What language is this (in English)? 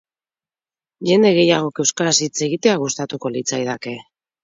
Basque